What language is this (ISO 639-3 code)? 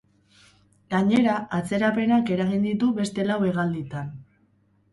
eus